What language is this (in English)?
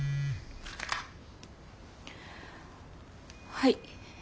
Japanese